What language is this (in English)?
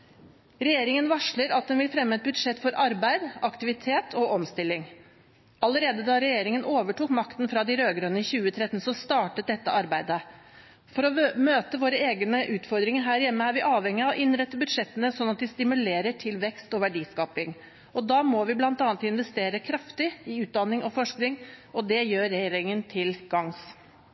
Norwegian Bokmål